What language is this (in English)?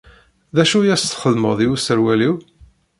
Kabyle